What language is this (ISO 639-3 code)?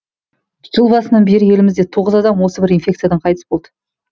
kaz